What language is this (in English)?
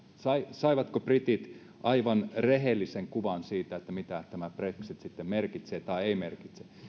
Finnish